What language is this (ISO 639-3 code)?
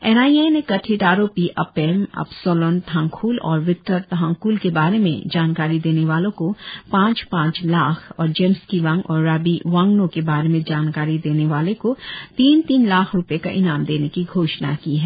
hin